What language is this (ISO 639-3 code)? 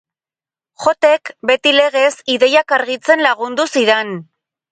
eus